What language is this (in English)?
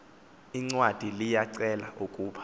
Xhosa